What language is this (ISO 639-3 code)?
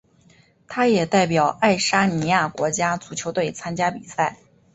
zho